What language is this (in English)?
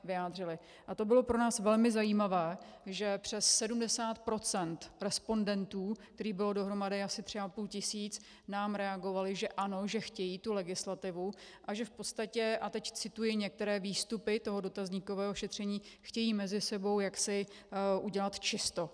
Czech